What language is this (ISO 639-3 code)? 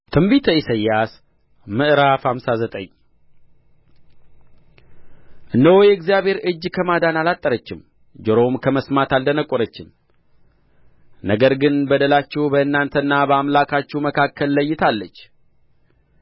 amh